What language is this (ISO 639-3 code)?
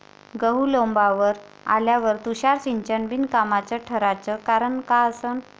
mar